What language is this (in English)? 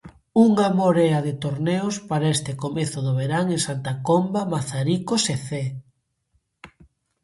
Galician